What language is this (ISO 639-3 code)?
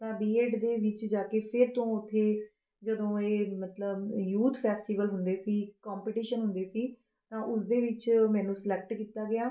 pan